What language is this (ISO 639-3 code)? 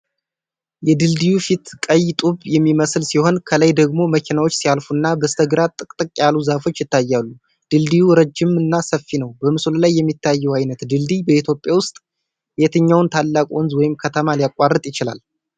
amh